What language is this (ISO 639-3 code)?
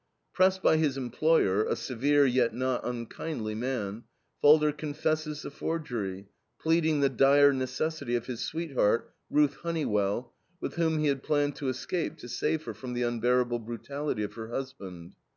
eng